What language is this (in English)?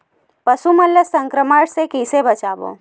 Chhattisgarhi